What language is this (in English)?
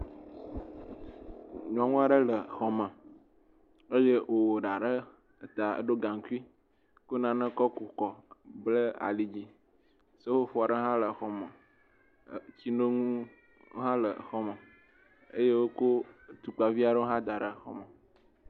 Ewe